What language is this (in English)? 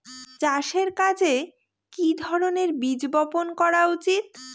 Bangla